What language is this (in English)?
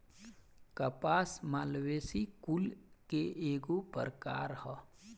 Bhojpuri